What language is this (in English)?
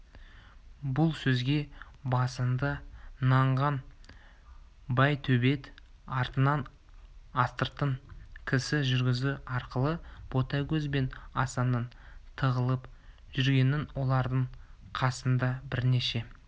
Kazakh